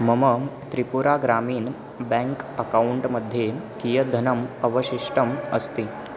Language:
Sanskrit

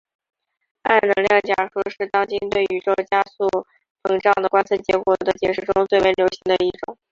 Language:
Chinese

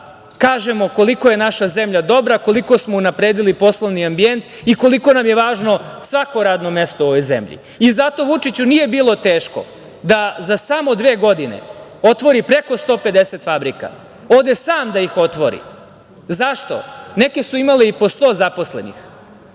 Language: Serbian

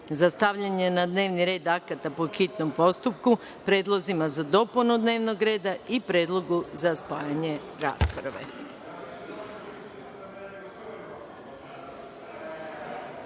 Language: Serbian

